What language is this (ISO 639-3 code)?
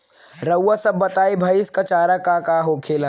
bho